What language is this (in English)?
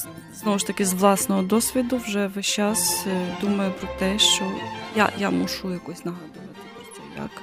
Ukrainian